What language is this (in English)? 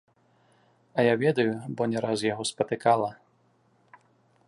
Belarusian